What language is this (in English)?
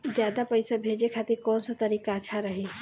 Bhojpuri